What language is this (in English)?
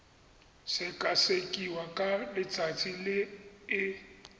Tswana